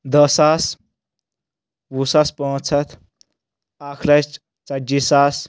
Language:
Kashmiri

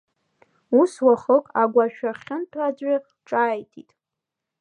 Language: Abkhazian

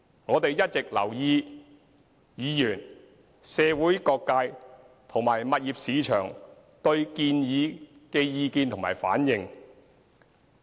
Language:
Cantonese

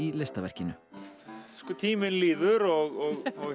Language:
Icelandic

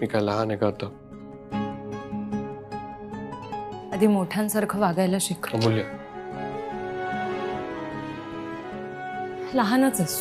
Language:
Marathi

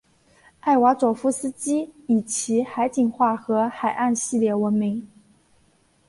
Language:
Chinese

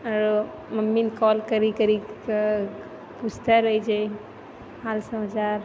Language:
Maithili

